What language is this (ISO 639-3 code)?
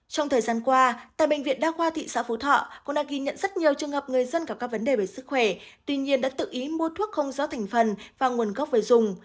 vie